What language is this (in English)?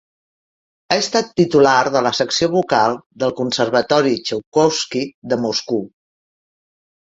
Catalan